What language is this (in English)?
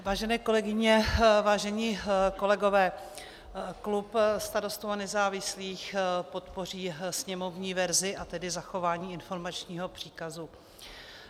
Czech